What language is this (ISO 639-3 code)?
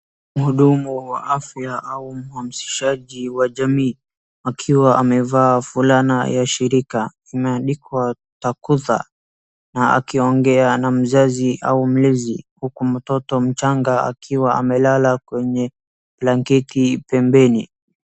swa